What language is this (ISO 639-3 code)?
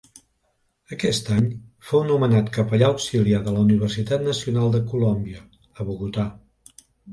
cat